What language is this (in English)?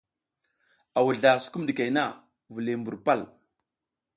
South Giziga